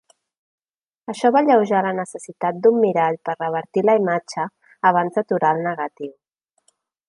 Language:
Catalan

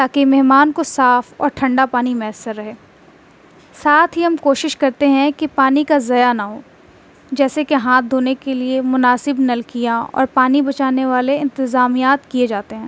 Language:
Urdu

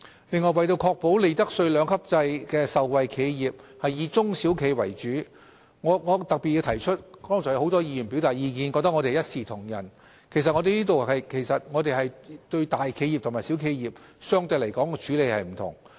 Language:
Cantonese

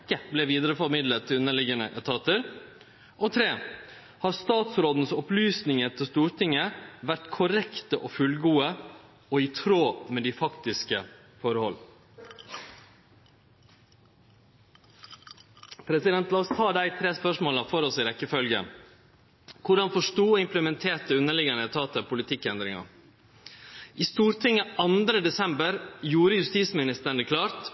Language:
Norwegian Nynorsk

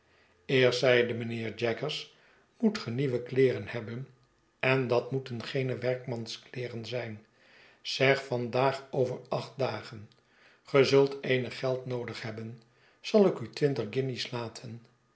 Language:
Dutch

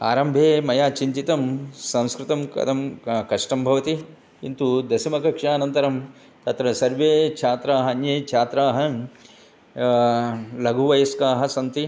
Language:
Sanskrit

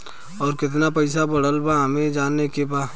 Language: Bhojpuri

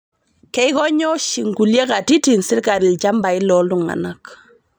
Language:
Masai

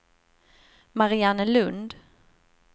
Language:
Swedish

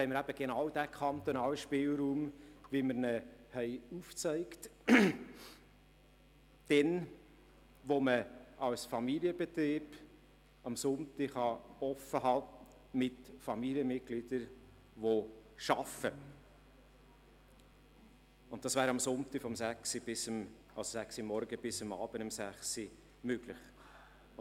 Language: Swiss German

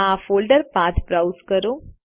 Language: Gujarati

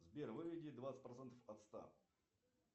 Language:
Russian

